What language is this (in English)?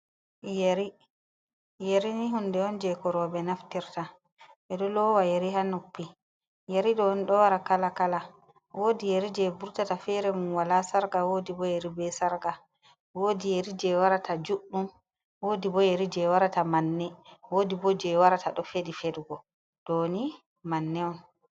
Fula